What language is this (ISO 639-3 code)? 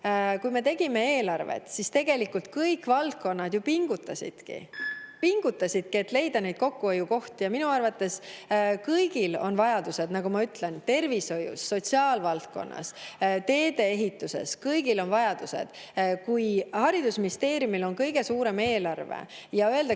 est